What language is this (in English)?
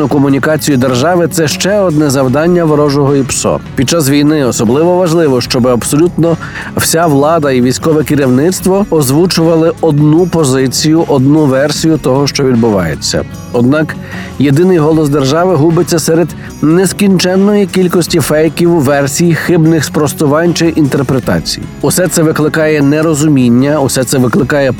Ukrainian